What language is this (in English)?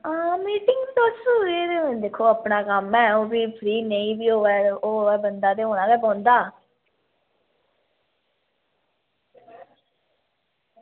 Dogri